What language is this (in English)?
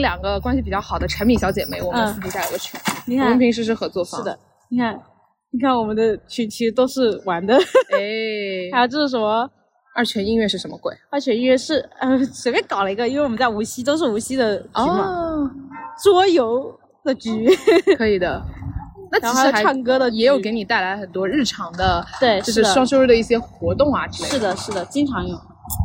Chinese